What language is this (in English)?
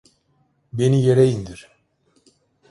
Turkish